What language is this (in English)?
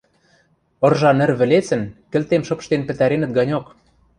Western Mari